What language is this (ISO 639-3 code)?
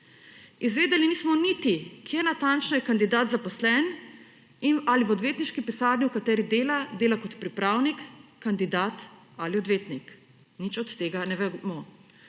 slv